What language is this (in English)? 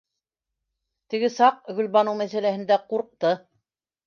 Bashkir